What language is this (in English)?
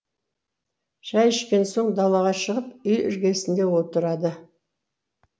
Kazakh